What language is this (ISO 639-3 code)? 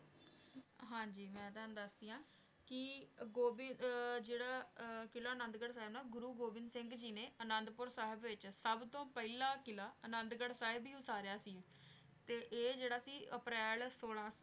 pan